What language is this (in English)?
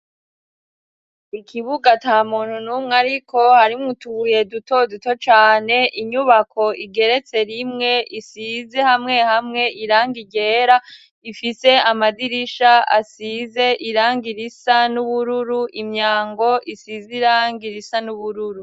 Rundi